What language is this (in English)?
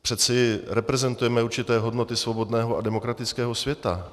Czech